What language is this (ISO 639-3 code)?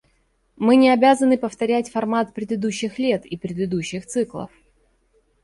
rus